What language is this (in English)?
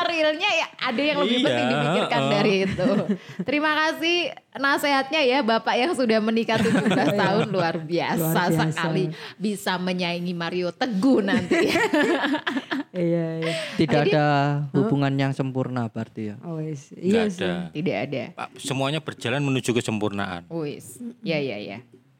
Indonesian